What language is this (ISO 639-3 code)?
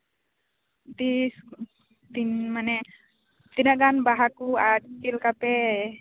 sat